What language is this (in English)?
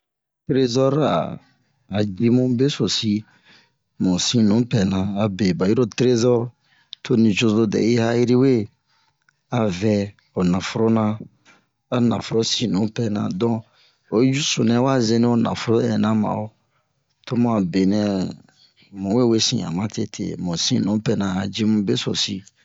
Bomu